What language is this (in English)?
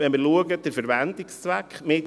Swiss German